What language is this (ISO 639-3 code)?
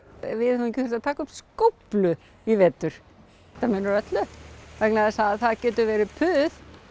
isl